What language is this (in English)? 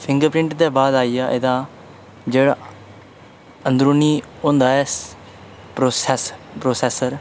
Dogri